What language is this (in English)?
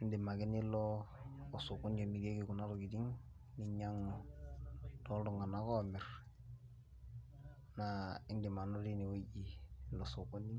Masai